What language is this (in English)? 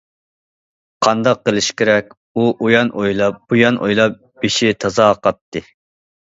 Uyghur